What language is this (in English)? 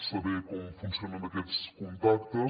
Catalan